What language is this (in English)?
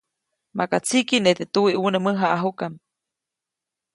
Copainalá Zoque